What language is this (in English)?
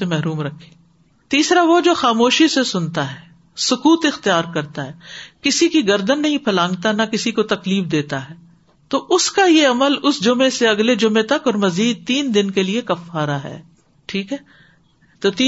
Urdu